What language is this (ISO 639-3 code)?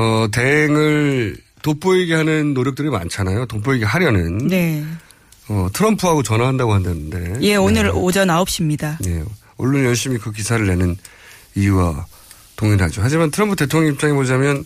kor